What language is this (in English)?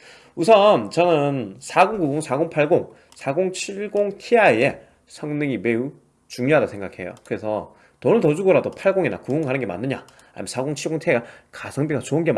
Korean